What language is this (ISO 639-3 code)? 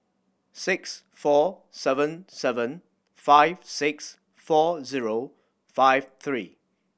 eng